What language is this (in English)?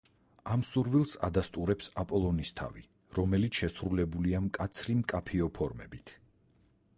Georgian